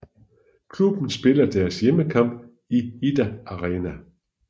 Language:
Danish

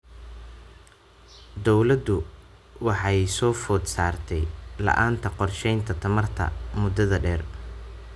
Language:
Somali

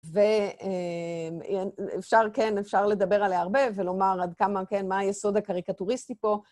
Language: Hebrew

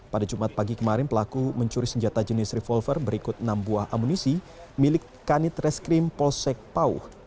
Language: Indonesian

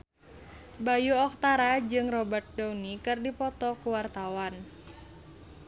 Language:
Sundanese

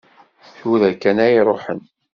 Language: Kabyle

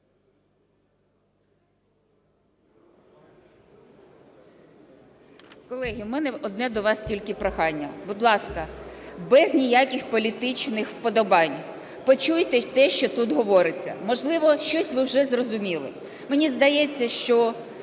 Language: Ukrainian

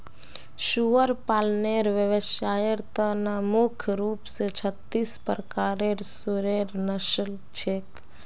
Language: Magahi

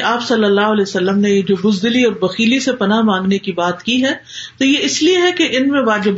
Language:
Urdu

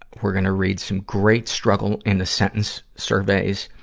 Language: English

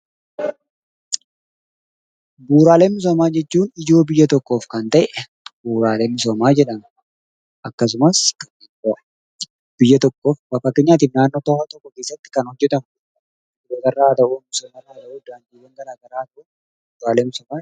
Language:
Oromo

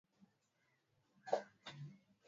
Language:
Swahili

